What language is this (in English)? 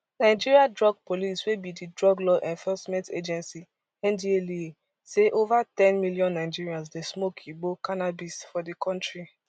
Nigerian Pidgin